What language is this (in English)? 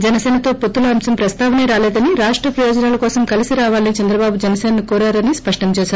Telugu